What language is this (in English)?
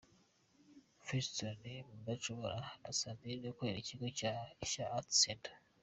Kinyarwanda